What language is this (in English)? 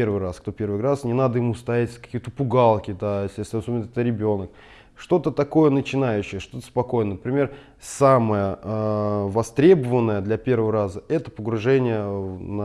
Russian